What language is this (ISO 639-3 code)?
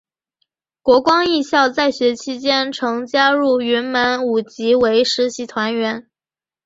zho